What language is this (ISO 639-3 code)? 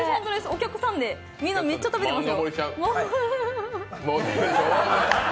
jpn